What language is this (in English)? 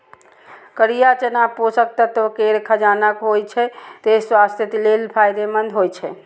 Maithili